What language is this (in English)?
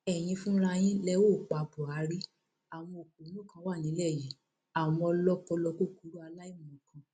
Yoruba